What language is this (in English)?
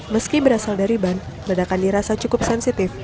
Indonesian